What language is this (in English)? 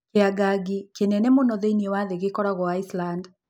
Kikuyu